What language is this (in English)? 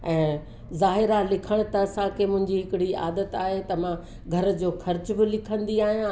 Sindhi